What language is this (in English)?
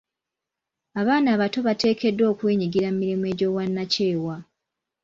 Ganda